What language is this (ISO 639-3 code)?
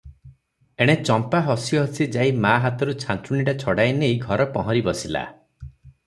ori